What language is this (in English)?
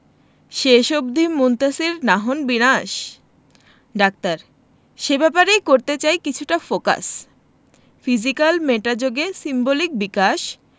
Bangla